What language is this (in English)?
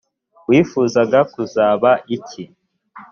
Kinyarwanda